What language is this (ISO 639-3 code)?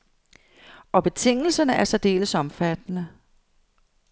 dan